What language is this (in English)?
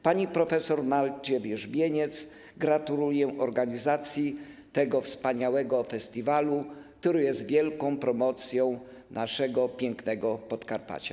Polish